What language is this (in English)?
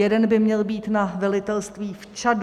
Czech